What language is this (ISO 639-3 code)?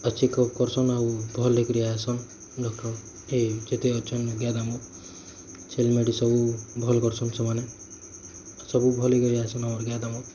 ori